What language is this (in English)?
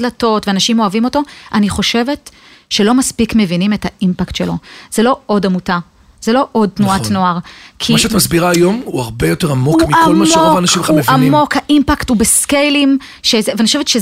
Hebrew